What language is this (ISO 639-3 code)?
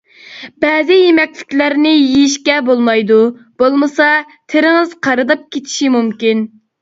uig